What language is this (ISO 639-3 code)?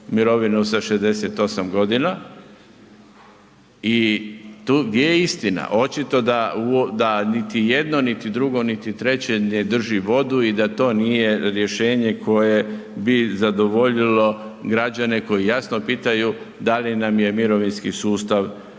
hrv